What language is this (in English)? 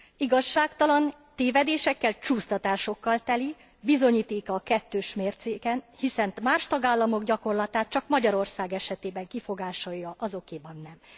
Hungarian